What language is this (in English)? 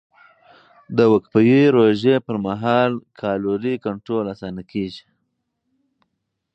Pashto